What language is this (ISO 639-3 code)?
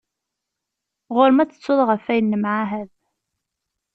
kab